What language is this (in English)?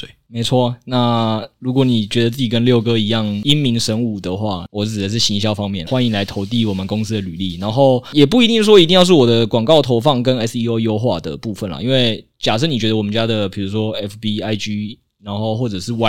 Chinese